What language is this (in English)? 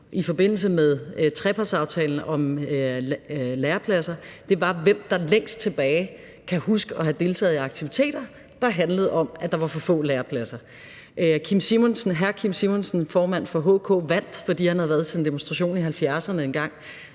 Danish